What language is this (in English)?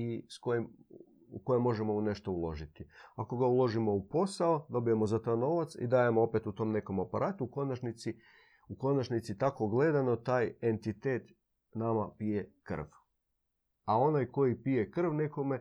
Croatian